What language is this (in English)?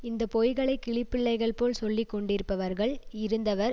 Tamil